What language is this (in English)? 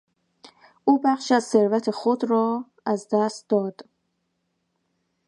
Persian